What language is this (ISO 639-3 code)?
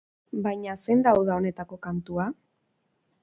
eus